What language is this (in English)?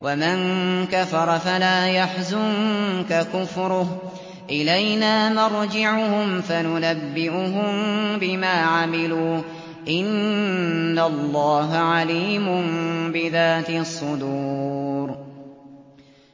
Arabic